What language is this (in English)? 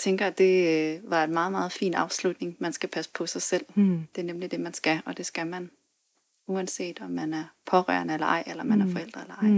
Danish